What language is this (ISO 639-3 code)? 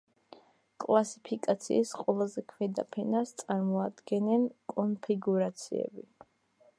kat